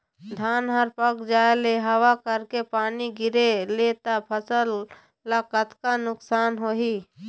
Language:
Chhattisgarhi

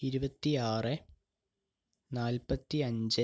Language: Malayalam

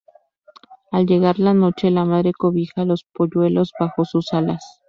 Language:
Spanish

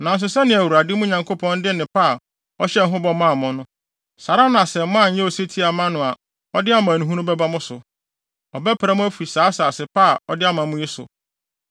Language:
Akan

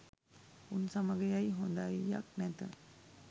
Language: Sinhala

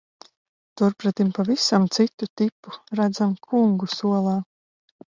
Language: Latvian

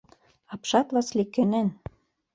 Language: Mari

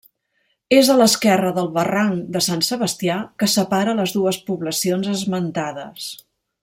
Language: Catalan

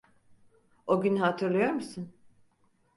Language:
Turkish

